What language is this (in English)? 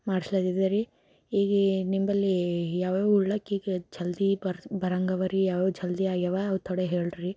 Kannada